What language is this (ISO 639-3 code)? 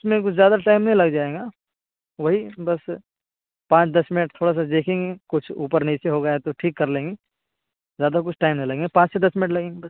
urd